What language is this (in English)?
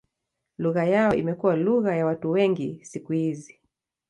Swahili